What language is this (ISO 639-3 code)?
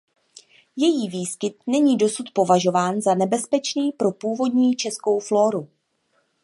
ces